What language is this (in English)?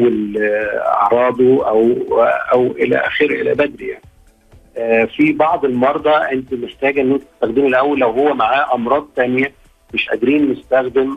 Arabic